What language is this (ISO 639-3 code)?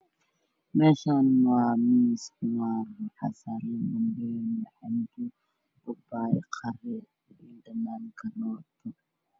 som